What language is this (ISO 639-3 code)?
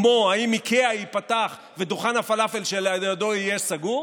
heb